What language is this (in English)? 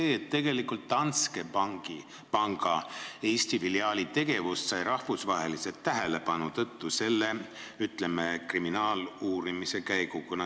Estonian